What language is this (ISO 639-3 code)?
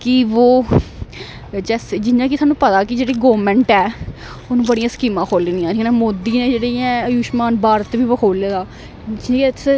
doi